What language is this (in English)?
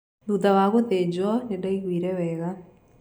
Kikuyu